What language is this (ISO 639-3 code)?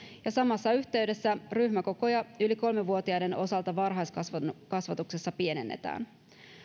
fin